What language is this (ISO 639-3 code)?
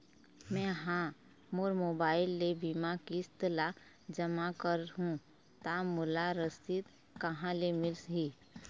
hne